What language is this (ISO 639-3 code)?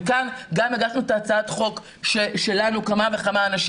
heb